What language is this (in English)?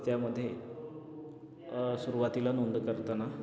Marathi